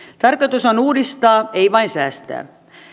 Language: Finnish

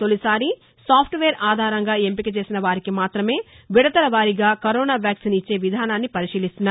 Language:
Telugu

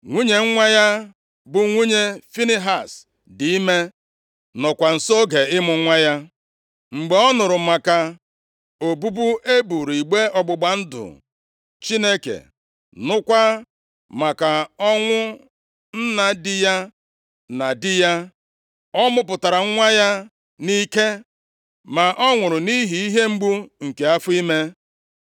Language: Igbo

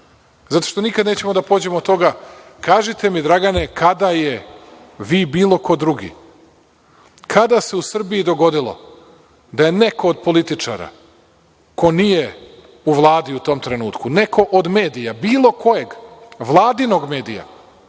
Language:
Serbian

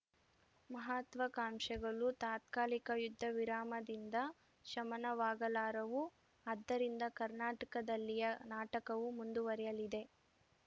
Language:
Kannada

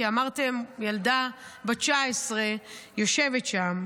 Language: Hebrew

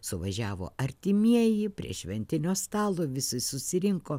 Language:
Lithuanian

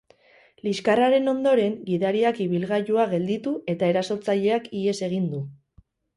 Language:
Basque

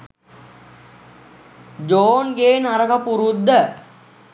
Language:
Sinhala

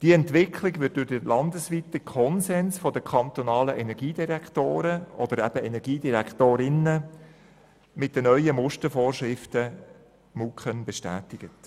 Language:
Swiss German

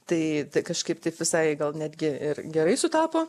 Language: Lithuanian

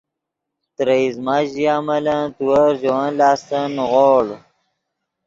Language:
Yidgha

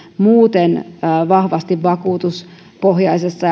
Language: Finnish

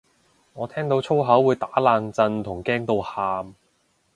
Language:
Cantonese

